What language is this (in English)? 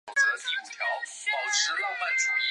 Chinese